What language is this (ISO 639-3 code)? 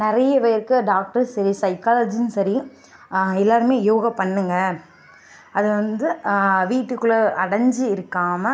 tam